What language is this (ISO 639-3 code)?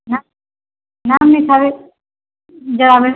mai